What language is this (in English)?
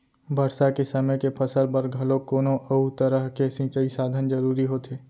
Chhattisgarhi